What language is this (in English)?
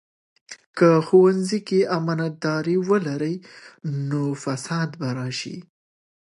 Pashto